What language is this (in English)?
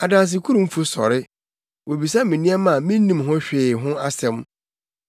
Akan